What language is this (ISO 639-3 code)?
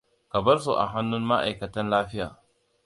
hau